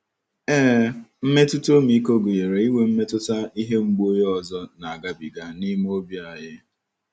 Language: Igbo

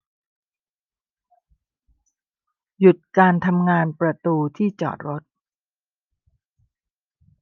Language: Thai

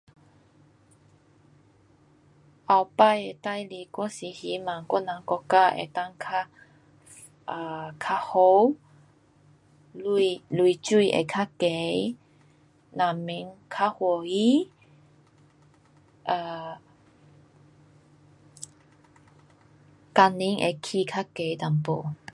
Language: Pu-Xian Chinese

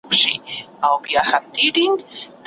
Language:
Pashto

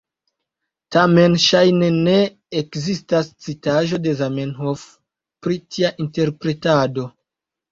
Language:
Esperanto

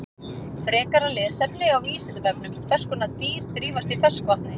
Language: Icelandic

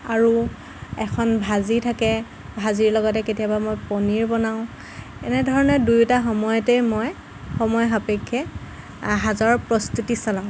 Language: Assamese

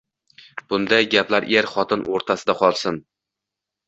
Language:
Uzbek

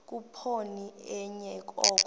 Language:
Xhosa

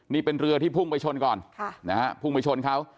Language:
Thai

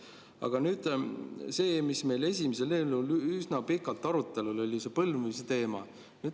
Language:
Estonian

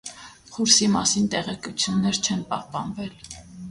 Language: Armenian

